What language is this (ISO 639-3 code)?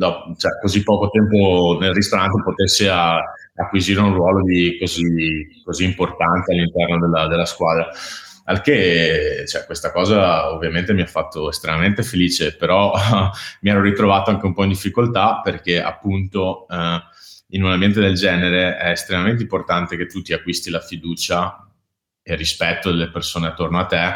ita